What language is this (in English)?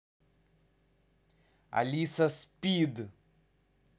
Russian